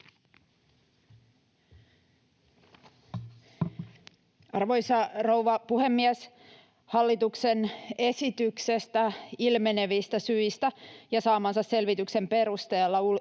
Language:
Finnish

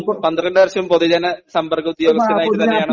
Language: Malayalam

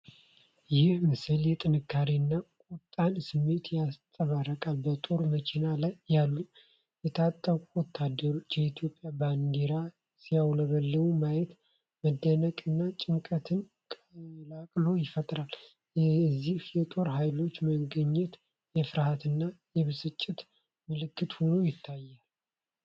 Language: Amharic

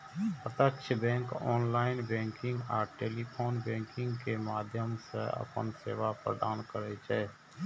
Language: Maithili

